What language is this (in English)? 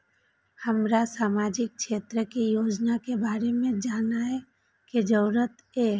Maithili